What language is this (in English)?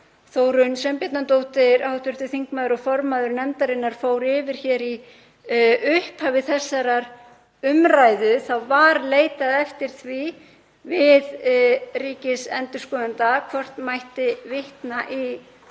Icelandic